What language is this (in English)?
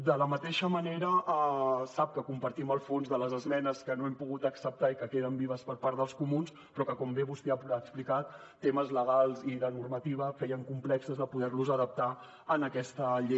Catalan